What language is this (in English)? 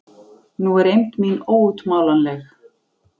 Icelandic